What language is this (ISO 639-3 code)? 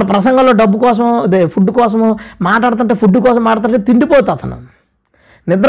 tel